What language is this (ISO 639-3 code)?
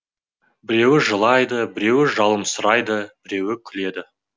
kaz